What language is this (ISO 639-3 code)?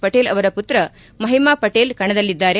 kan